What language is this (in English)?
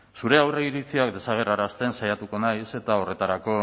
Basque